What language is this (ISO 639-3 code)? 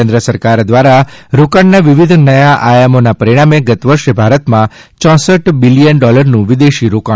guj